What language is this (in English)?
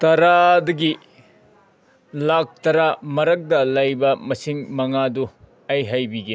Manipuri